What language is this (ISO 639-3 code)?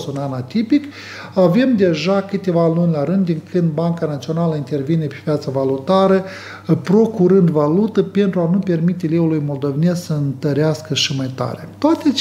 ron